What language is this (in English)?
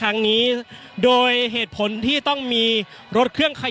Thai